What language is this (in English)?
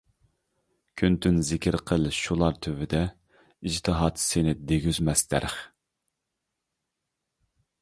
Uyghur